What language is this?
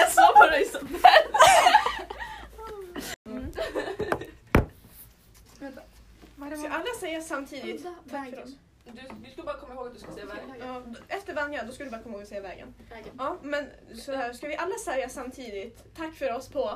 Swedish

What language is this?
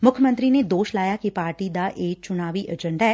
Punjabi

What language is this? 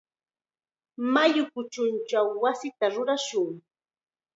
Chiquián Ancash Quechua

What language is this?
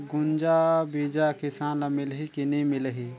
Chhattisgarhi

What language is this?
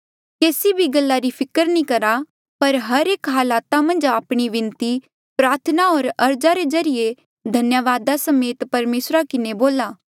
Mandeali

